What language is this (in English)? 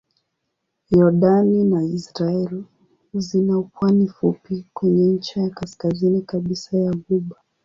Swahili